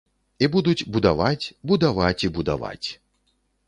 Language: Belarusian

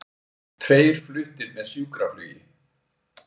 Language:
Icelandic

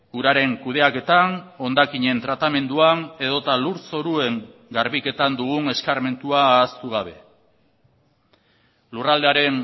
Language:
Basque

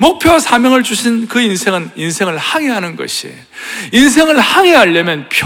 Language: Korean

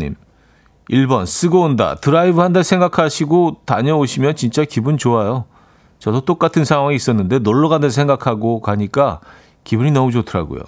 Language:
Korean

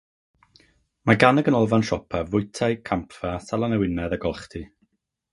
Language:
Welsh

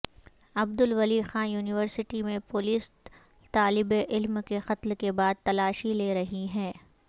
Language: Urdu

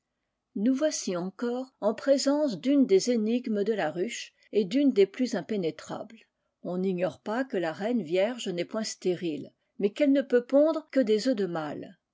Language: French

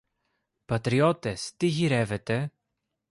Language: Greek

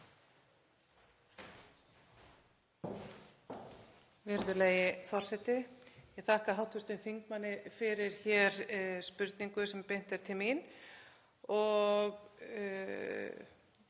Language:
Icelandic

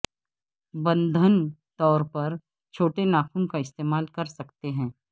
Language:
Urdu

